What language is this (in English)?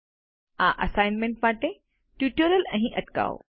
Gujarati